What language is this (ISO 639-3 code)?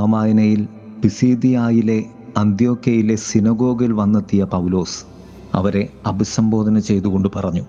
mal